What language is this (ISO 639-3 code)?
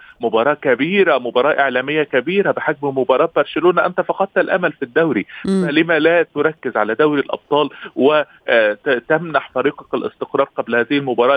ara